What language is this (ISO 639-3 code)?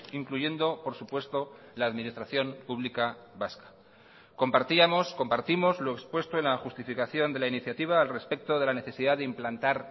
spa